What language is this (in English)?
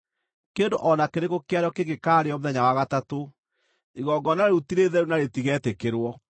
Kikuyu